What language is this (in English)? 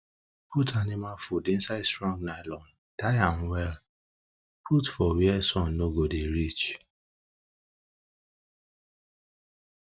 Nigerian Pidgin